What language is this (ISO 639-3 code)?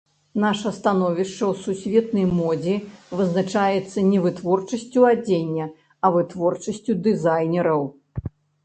bel